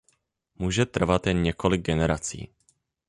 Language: Czech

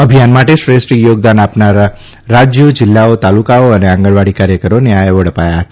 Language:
Gujarati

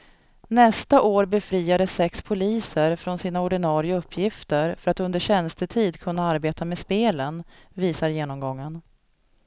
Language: Swedish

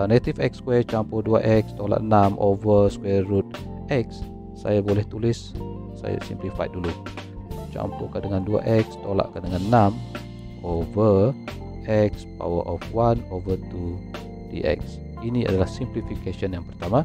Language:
Malay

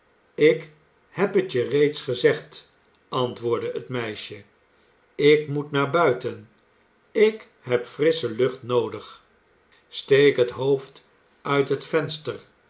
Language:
Dutch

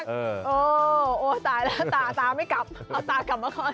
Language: Thai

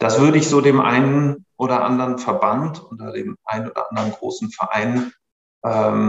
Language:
German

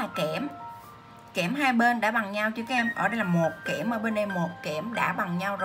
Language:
Vietnamese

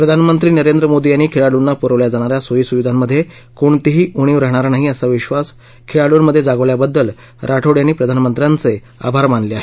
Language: Marathi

